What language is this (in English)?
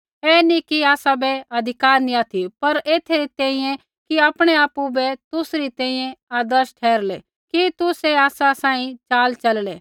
Kullu Pahari